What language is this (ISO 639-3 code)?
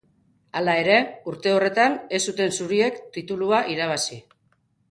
eus